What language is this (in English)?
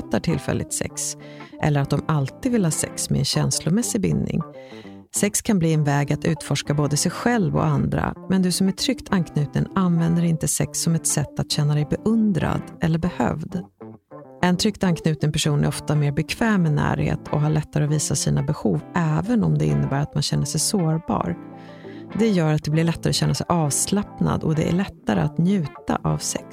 Swedish